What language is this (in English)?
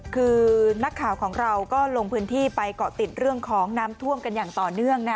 Thai